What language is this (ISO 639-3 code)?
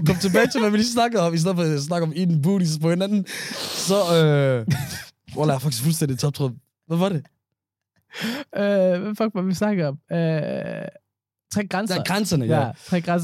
dan